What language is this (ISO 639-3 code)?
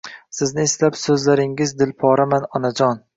uzb